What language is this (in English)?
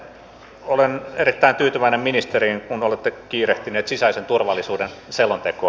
Finnish